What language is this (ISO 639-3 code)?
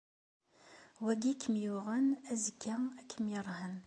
kab